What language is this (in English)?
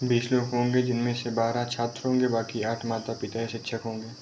Hindi